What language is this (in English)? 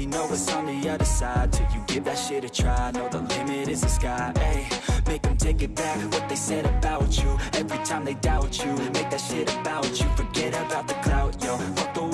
Indonesian